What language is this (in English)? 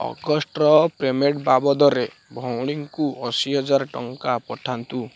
Odia